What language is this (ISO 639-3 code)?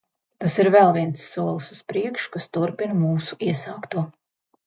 lav